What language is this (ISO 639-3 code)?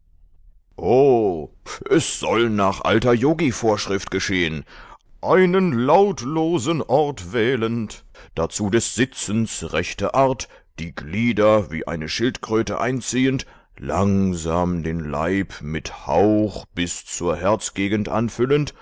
deu